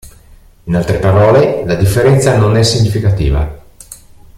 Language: Italian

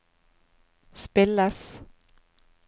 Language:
Norwegian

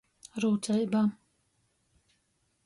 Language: Latgalian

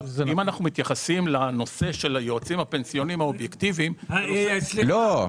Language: Hebrew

